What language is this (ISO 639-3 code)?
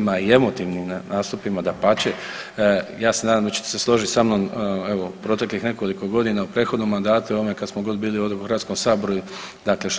hrv